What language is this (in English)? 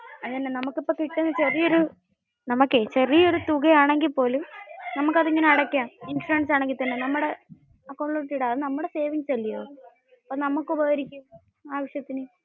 Malayalam